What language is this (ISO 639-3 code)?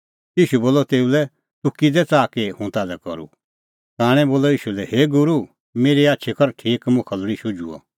kfx